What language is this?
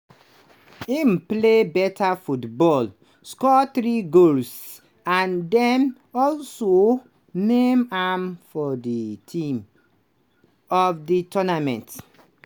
Nigerian Pidgin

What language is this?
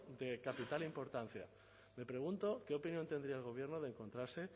Spanish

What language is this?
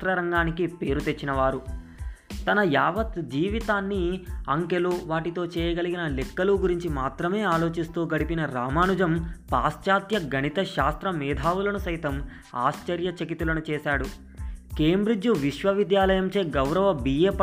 Telugu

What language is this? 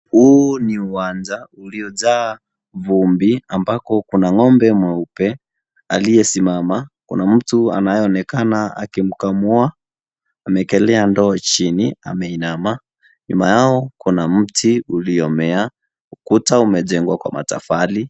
Swahili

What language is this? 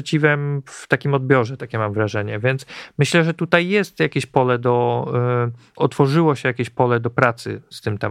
Polish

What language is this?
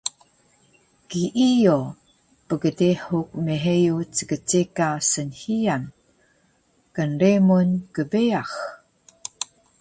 Taroko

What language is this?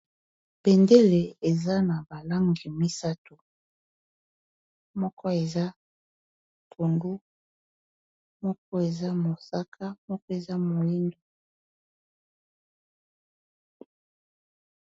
Lingala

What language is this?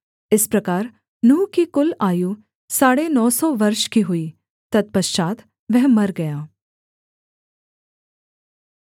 Hindi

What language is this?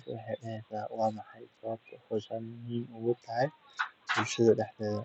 Somali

